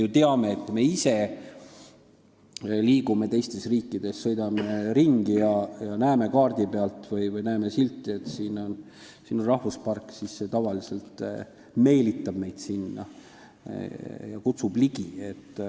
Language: Estonian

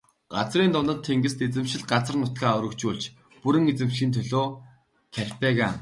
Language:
Mongolian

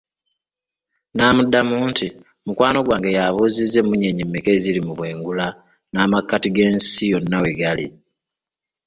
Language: Ganda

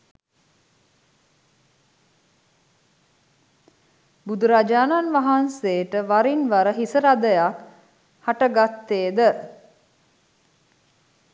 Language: Sinhala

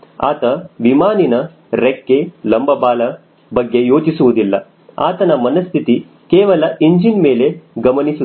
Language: Kannada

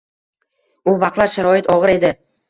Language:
Uzbek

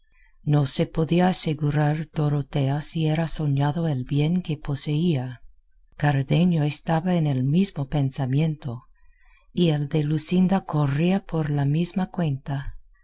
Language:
Spanish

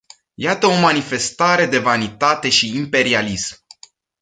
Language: Romanian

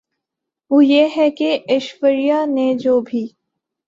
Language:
Urdu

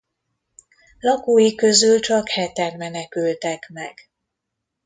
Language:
Hungarian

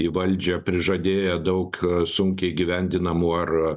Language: Lithuanian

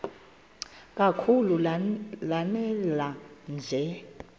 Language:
Xhosa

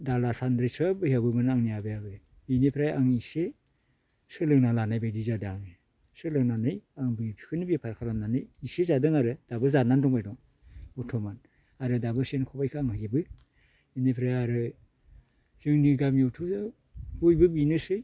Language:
Bodo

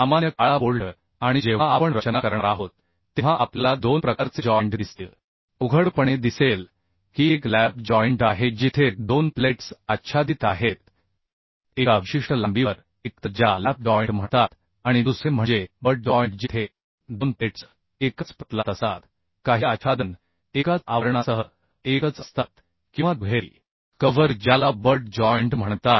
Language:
Marathi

